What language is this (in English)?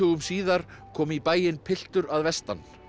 Icelandic